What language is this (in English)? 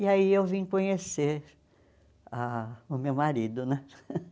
Portuguese